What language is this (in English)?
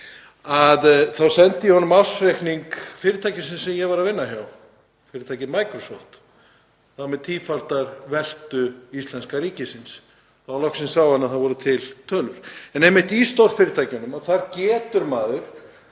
Icelandic